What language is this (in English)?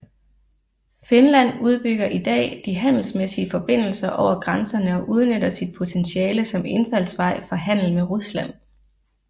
Danish